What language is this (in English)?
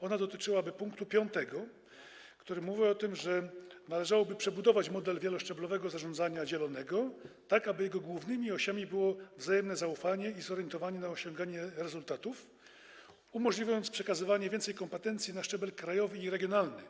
Polish